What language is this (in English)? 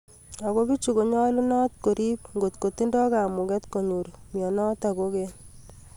Kalenjin